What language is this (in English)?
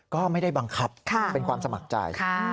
Thai